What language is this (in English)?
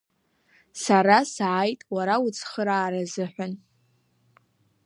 Abkhazian